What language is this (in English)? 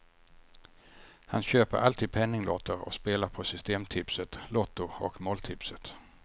Swedish